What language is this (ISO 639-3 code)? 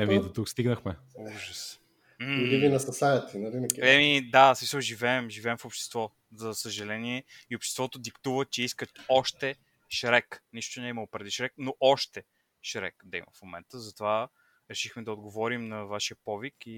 bul